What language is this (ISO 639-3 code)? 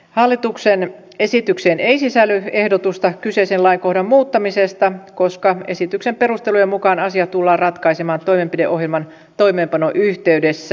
fin